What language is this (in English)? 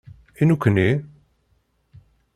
Kabyle